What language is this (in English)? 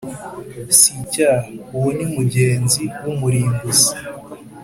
Kinyarwanda